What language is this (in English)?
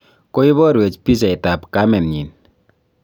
Kalenjin